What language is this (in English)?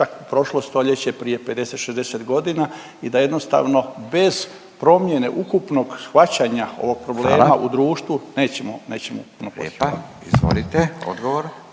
Croatian